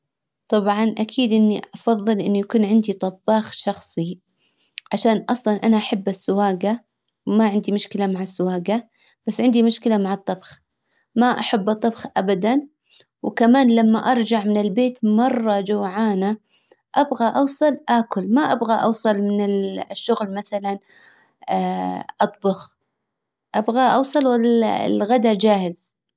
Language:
Hijazi Arabic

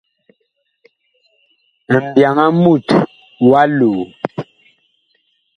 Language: Bakoko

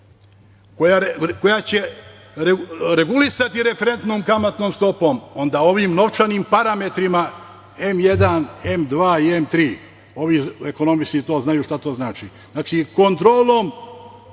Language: Serbian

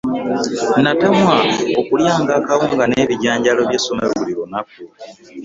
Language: Ganda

